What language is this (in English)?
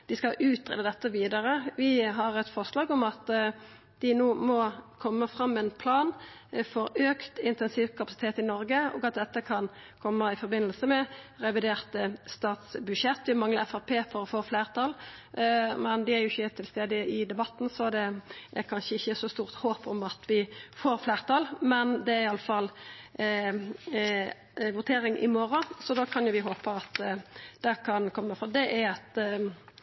Norwegian Nynorsk